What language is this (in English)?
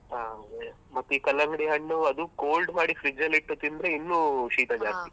Kannada